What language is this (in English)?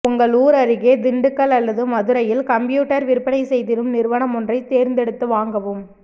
Tamil